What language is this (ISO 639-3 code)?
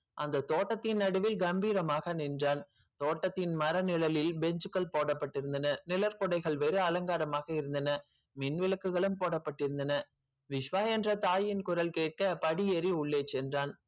tam